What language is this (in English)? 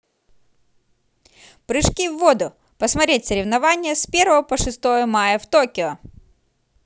Russian